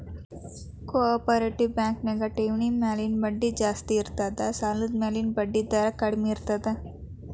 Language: Kannada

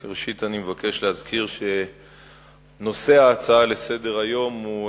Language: Hebrew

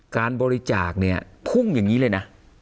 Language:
Thai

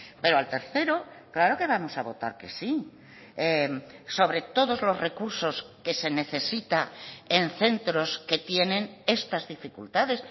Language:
Spanish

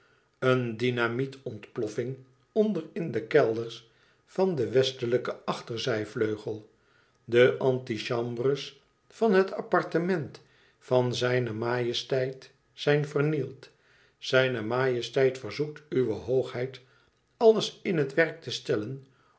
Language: Dutch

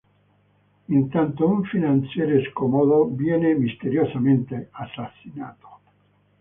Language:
Italian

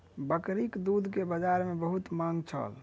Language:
Maithili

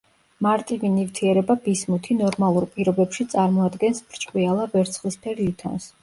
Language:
Georgian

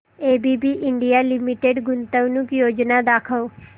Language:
Marathi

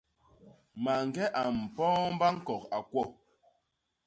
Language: Basaa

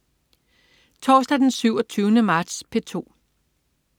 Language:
Danish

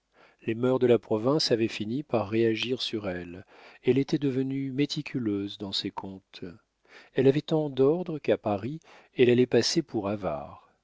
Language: French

